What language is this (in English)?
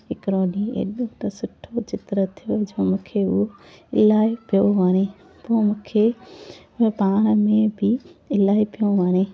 Sindhi